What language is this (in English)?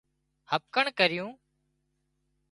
Wadiyara Koli